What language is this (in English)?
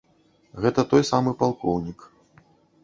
Belarusian